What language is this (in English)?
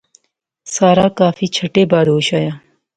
Pahari-Potwari